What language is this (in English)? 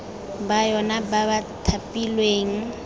Tswana